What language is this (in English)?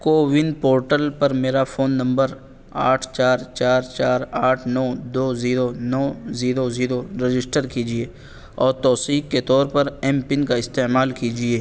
Urdu